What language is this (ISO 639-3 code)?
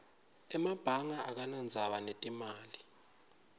ssw